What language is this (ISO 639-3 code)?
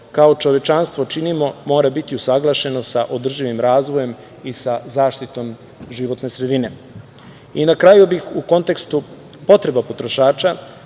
srp